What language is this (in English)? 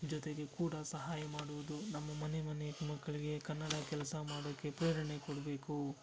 Kannada